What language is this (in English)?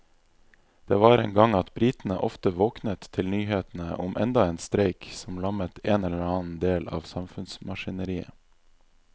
Norwegian